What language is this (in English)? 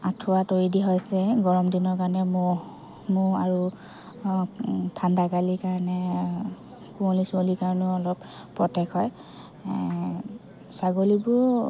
Assamese